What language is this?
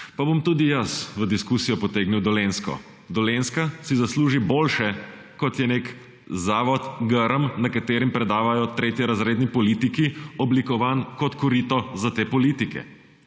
Slovenian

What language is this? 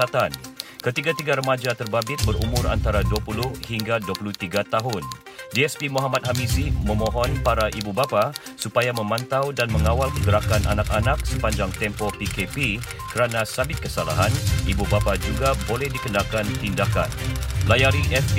Malay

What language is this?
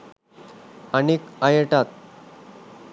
Sinhala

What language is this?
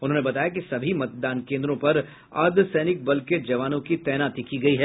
Hindi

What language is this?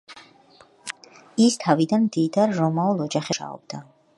Georgian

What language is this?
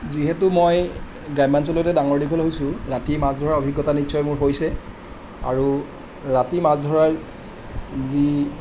Assamese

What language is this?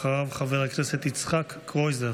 Hebrew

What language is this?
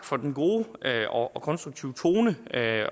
Danish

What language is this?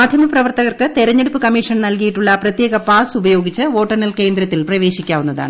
Malayalam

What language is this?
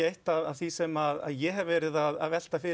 Icelandic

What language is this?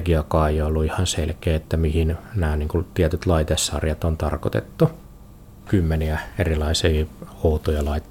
Finnish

